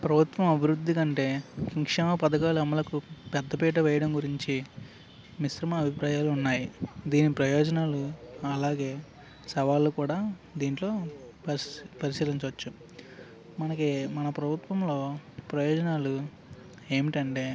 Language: Telugu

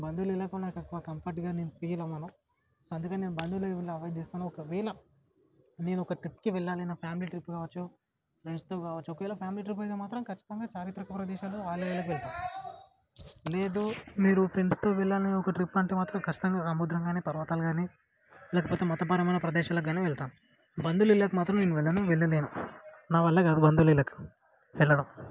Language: Telugu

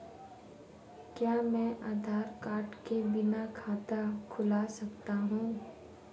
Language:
Hindi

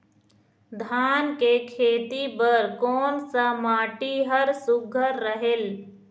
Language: Chhattisgarhi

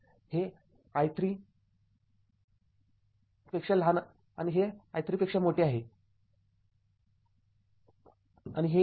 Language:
Marathi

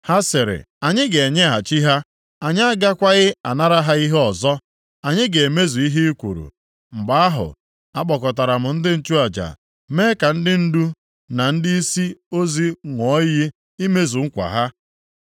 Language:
Igbo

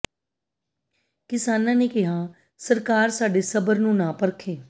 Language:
Punjabi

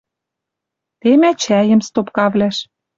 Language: Western Mari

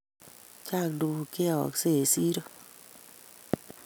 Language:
Kalenjin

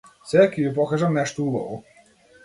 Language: Macedonian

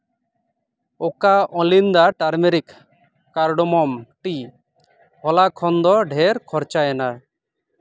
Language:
Santali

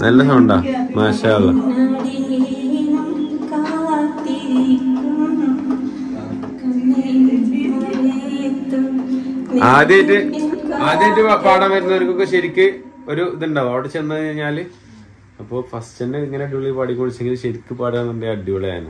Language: Malayalam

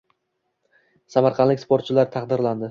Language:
Uzbek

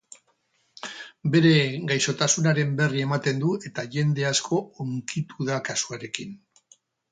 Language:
Basque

